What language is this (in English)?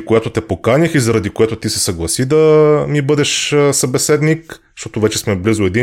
Bulgarian